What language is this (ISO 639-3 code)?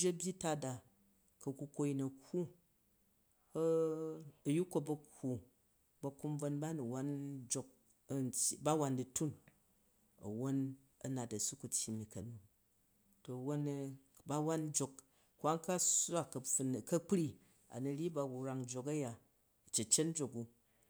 kaj